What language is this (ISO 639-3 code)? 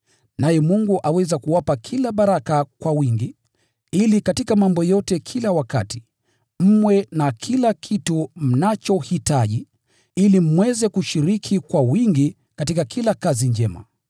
swa